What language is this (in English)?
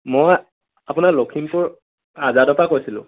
Assamese